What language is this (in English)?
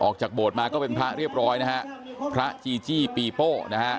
Thai